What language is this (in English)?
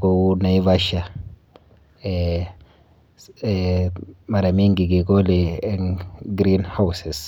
Kalenjin